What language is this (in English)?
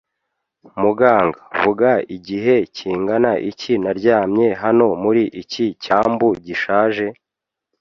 Kinyarwanda